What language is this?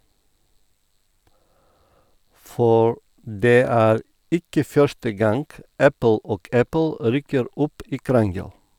Norwegian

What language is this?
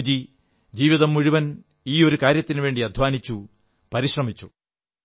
Malayalam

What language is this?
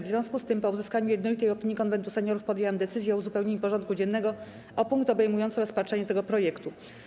Polish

